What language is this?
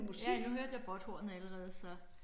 Danish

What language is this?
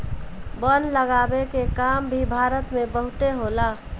Bhojpuri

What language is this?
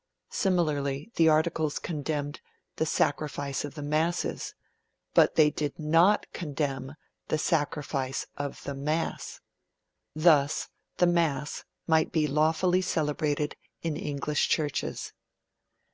English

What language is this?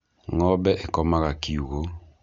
Kikuyu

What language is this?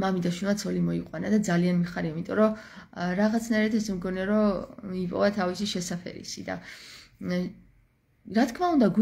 Romanian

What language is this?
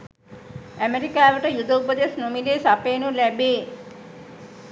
Sinhala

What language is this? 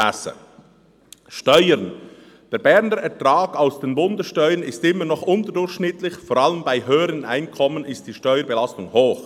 Swiss German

